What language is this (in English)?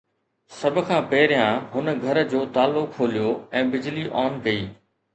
Sindhi